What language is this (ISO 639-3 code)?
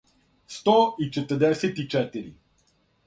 srp